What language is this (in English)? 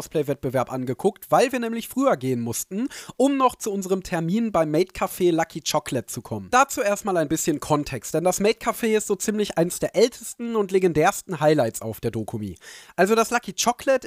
German